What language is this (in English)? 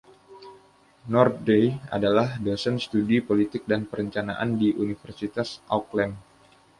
Indonesian